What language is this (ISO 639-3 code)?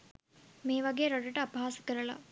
sin